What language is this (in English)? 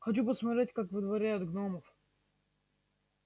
Russian